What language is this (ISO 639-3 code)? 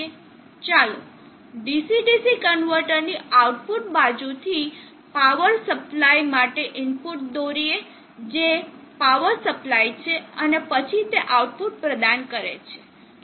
guj